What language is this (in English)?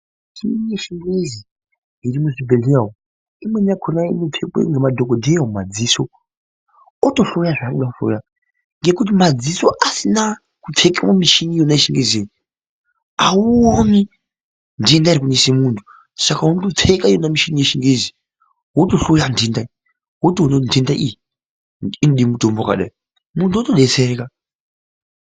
Ndau